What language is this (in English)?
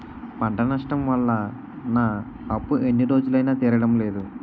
Telugu